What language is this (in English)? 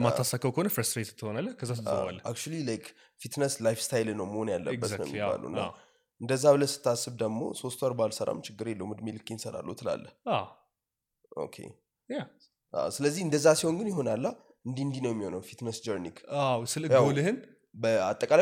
Amharic